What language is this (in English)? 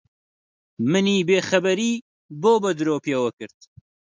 Central Kurdish